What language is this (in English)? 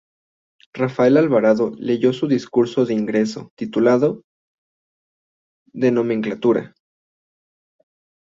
Spanish